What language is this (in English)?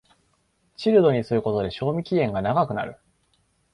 Japanese